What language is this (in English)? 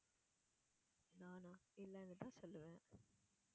Tamil